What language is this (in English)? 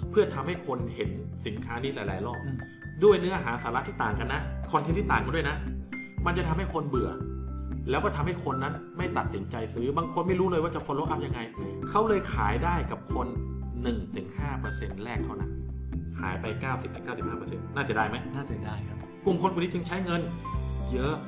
Thai